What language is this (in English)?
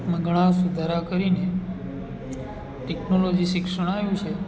Gujarati